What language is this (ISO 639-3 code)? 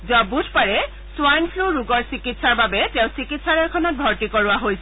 asm